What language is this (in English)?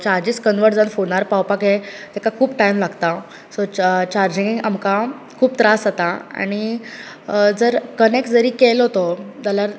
Konkani